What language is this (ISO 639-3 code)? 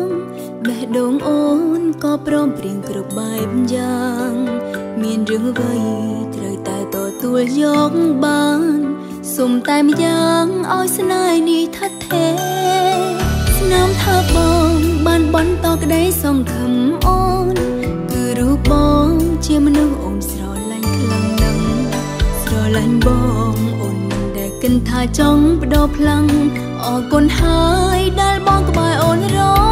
tha